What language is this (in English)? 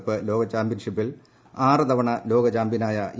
Malayalam